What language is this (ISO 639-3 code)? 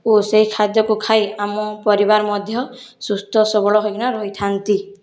ori